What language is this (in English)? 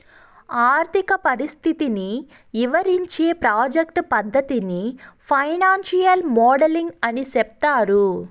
Telugu